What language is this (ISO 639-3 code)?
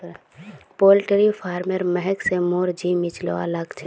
mag